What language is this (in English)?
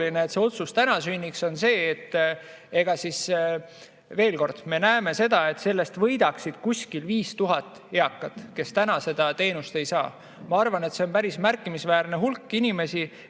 Estonian